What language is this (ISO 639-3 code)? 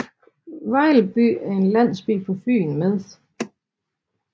dan